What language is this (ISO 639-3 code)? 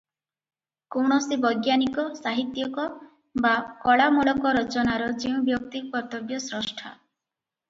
ori